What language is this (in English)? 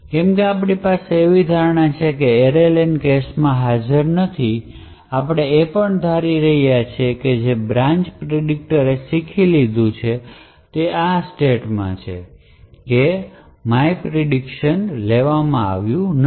Gujarati